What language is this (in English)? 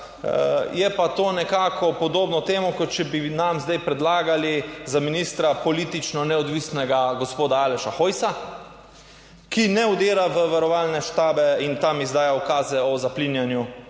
Slovenian